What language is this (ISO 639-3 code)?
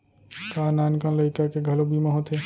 hne